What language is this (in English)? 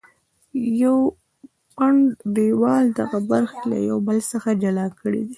Pashto